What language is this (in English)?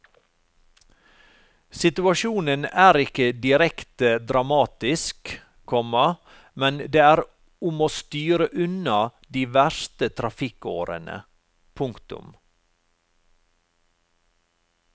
Norwegian